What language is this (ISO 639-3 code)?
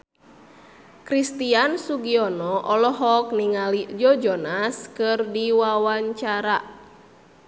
sun